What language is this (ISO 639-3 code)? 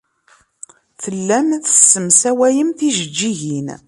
kab